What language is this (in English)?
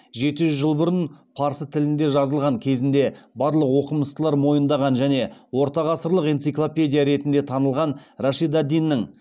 Kazakh